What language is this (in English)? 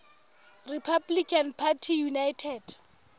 Southern Sotho